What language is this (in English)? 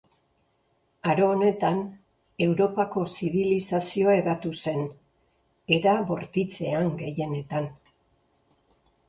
Basque